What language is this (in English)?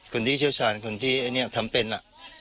Thai